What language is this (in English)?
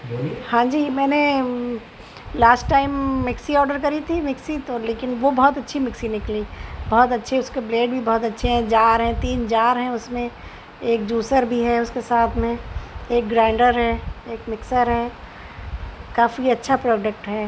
Urdu